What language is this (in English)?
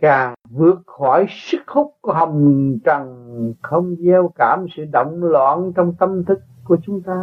Vietnamese